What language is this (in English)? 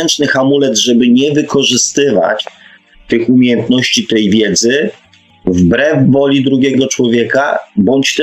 Polish